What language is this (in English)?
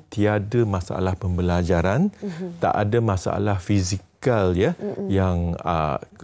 Malay